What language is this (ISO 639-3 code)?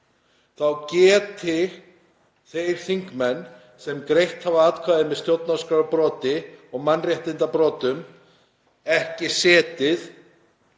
isl